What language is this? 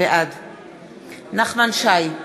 Hebrew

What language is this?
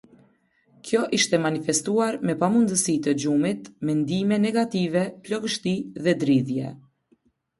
Albanian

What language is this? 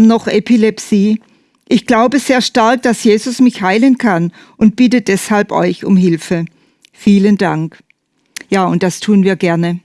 German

